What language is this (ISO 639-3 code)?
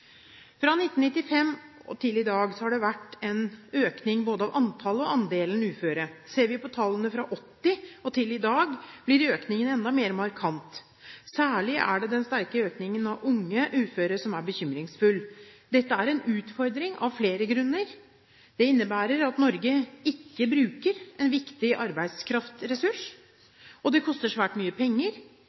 nob